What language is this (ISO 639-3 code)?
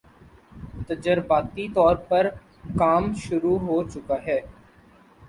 urd